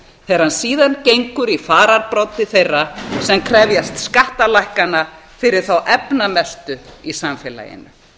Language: Icelandic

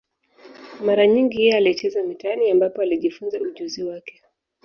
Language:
Swahili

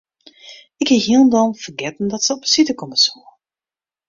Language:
Western Frisian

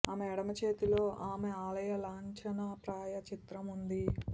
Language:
Telugu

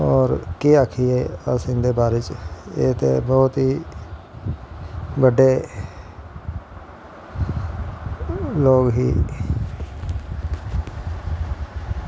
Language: Dogri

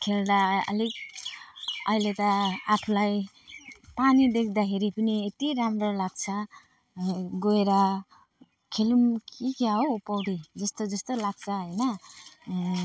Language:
Nepali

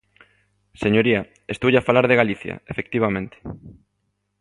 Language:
Galician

